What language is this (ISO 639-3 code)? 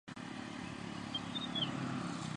swa